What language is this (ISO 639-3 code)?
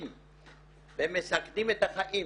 heb